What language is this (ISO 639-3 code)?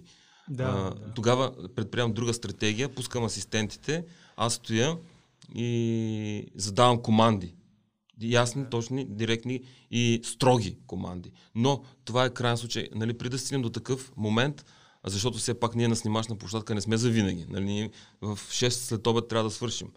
bul